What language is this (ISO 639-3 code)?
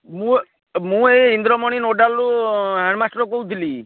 ori